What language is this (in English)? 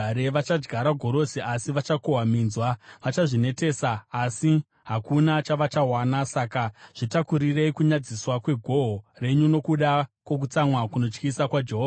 Shona